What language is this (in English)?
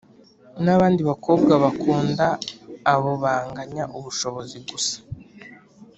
Kinyarwanda